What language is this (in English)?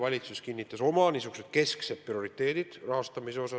Estonian